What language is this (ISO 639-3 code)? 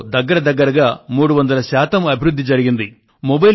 tel